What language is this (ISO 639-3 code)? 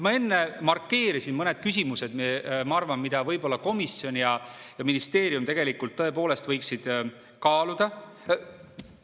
est